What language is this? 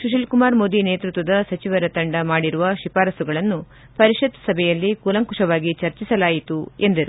Kannada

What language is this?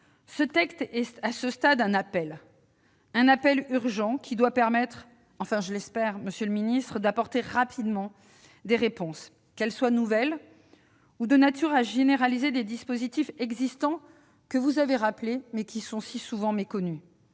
French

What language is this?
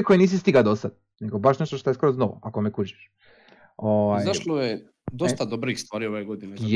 Croatian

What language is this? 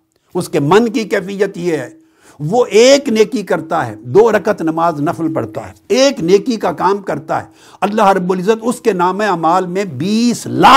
Urdu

